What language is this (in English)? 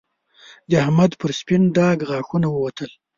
Pashto